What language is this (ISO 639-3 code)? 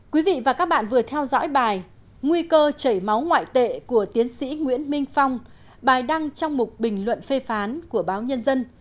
vie